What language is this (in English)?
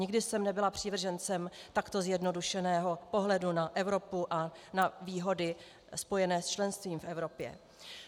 Czech